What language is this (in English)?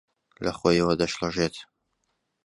Central Kurdish